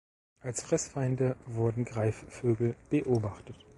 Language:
German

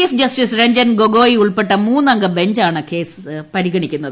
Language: Malayalam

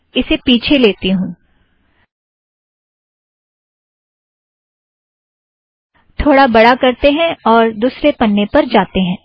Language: Hindi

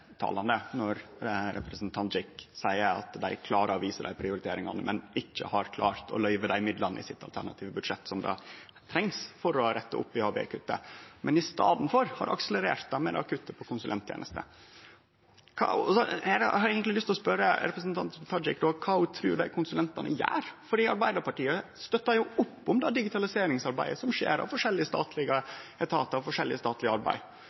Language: Norwegian Nynorsk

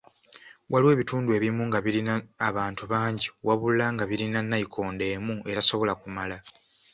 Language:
Ganda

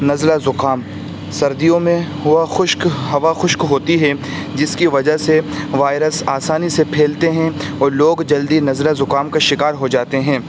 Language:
Urdu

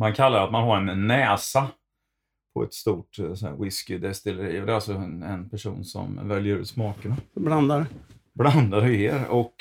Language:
Swedish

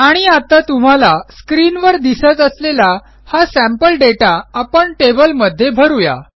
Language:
Marathi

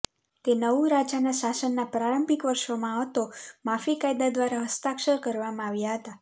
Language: Gujarati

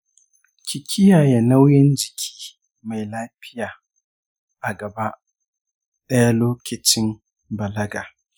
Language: Hausa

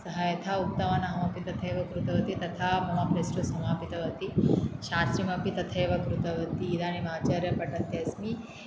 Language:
Sanskrit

